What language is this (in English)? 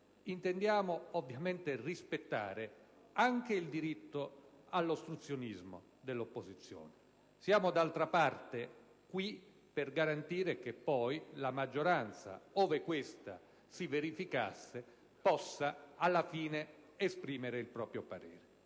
Italian